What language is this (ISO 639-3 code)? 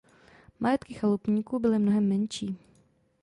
ces